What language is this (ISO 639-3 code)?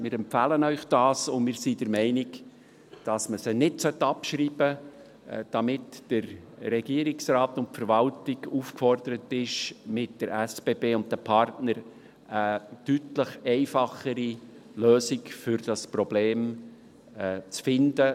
gsw